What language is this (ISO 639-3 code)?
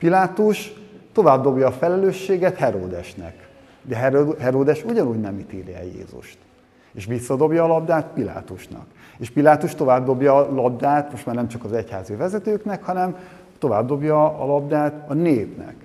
hun